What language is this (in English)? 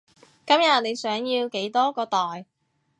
Cantonese